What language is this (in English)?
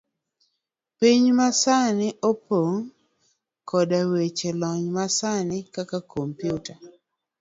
Luo (Kenya and Tanzania)